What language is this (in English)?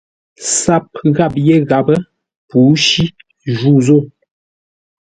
Ngombale